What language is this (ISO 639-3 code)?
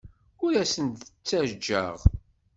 kab